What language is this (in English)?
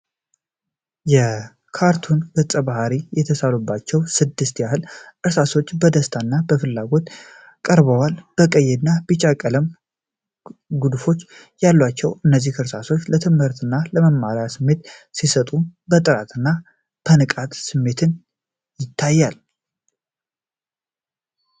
Amharic